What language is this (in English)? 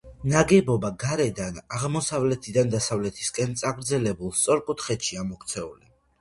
Georgian